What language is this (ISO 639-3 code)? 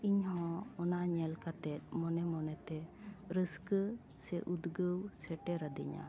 sat